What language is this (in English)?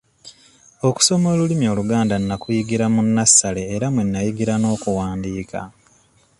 Ganda